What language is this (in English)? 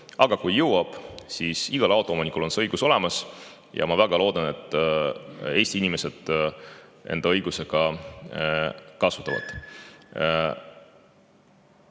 Estonian